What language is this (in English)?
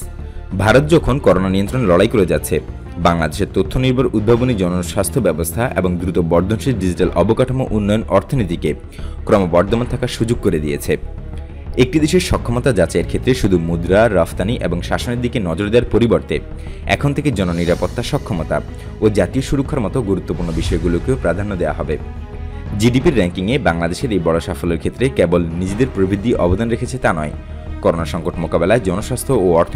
Bangla